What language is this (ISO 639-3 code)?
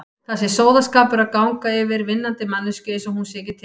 isl